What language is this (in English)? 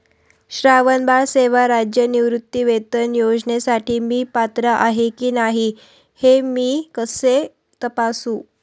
Marathi